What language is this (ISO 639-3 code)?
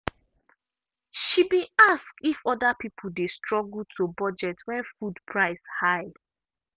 pcm